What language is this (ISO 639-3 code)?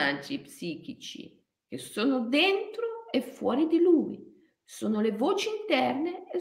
ita